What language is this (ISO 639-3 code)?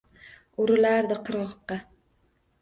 uzb